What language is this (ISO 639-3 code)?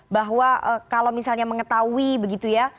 ind